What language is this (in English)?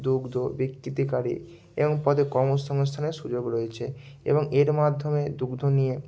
Bangla